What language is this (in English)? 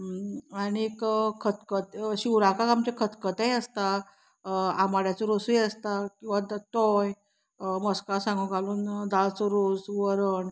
Konkani